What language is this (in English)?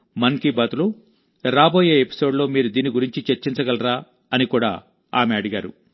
Telugu